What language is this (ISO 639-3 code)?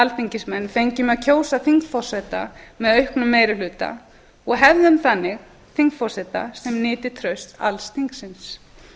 isl